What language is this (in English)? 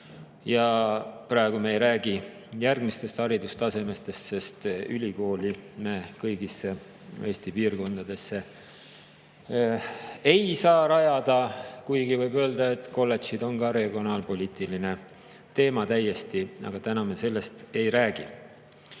Estonian